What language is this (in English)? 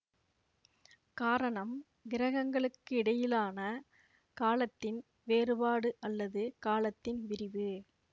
Tamil